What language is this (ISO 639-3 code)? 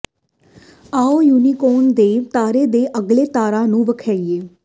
pan